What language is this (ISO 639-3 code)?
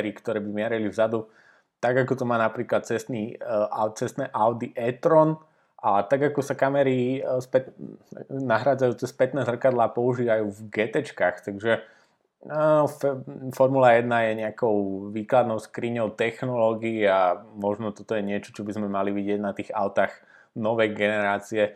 slk